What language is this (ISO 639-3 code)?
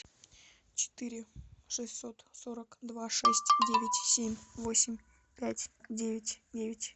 rus